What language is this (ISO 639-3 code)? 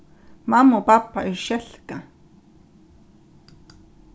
fao